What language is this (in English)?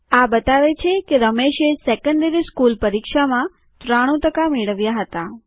Gujarati